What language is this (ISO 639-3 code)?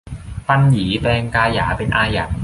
tha